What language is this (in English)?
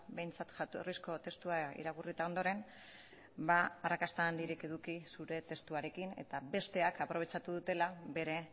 Basque